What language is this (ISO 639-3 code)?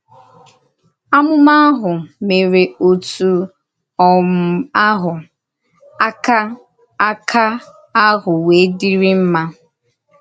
ibo